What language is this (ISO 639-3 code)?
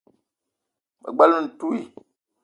eto